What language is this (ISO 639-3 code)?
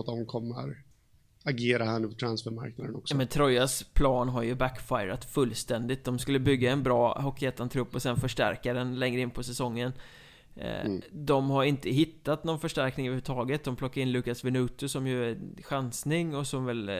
swe